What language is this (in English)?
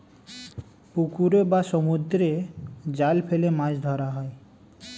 Bangla